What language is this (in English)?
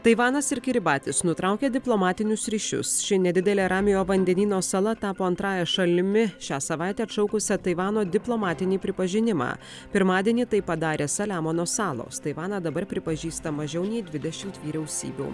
Lithuanian